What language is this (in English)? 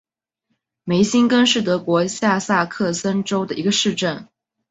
Chinese